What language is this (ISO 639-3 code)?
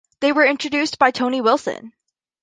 eng